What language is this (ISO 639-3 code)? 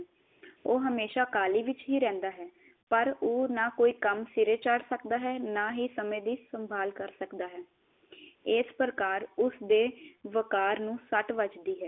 pan